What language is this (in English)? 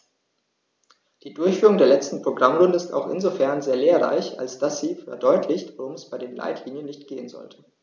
German